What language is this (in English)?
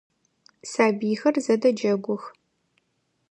Adyghe